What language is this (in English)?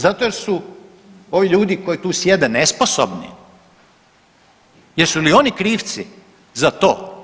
Croatian